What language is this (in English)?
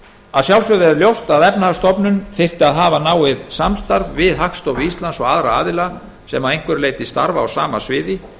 Icelandic